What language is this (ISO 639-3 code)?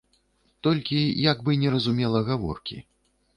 bel